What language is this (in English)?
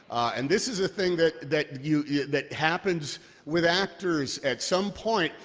English